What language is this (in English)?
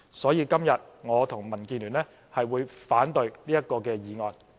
Cantonese